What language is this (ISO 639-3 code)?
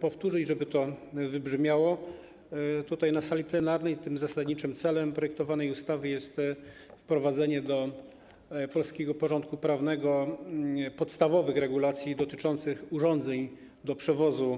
pol